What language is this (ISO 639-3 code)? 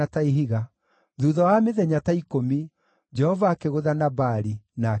kik